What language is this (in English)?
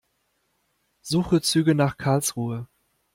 German